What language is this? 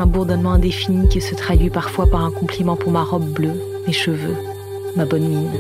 French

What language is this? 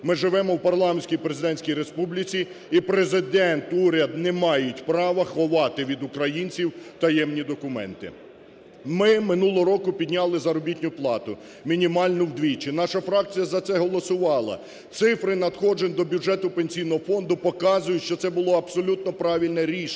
Ukrainian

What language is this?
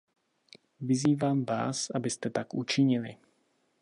Czech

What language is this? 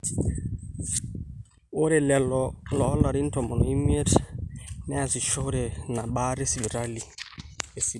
Masai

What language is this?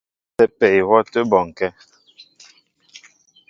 Mbo (Cameroon)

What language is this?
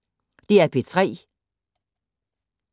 Danish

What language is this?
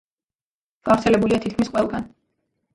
Georgian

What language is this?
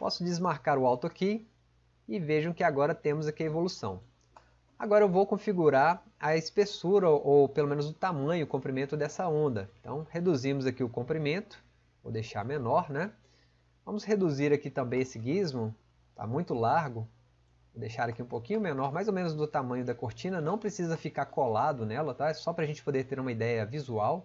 Portuguese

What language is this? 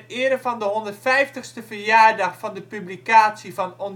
Dutch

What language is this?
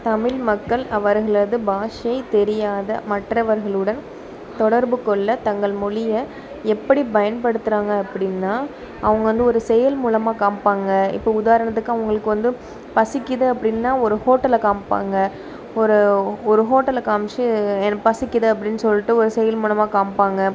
Tamil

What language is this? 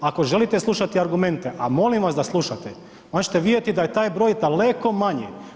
Croatian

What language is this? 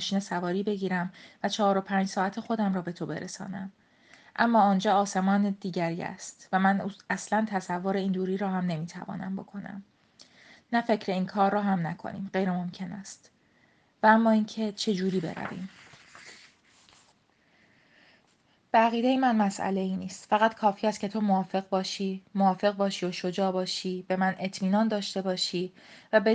Persian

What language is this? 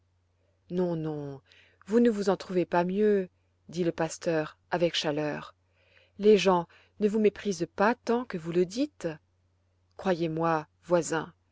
French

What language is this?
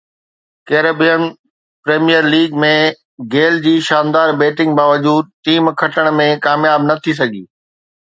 Sindhi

